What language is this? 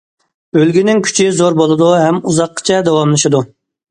Uyghur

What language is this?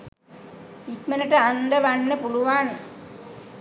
Sinhala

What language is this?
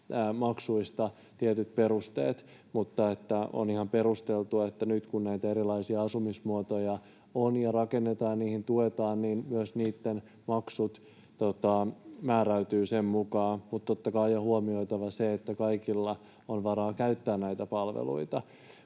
Finnish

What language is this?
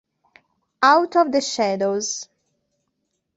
Italian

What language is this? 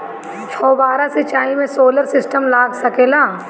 Bhojpuri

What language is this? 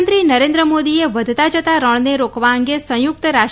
Gujarati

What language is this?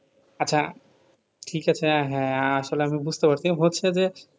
Bangla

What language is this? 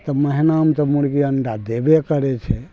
Maithili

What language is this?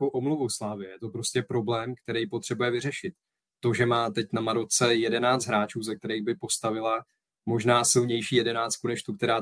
Czech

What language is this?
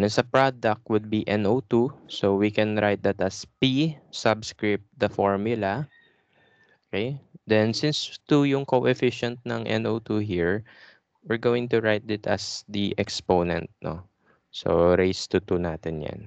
Filipino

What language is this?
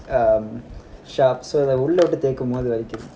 English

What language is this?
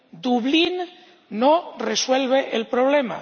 Spanish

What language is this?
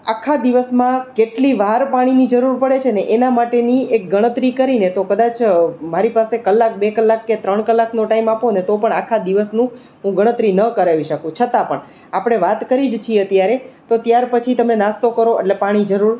Gujarati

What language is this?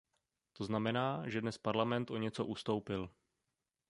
Czech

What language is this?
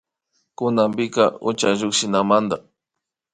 Imbabura Highland Quichua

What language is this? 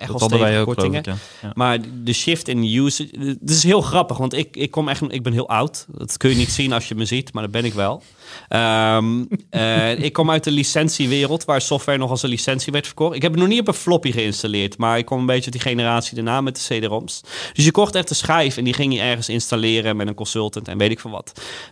Dutch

